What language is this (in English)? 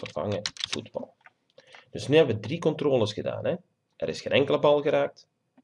Dutch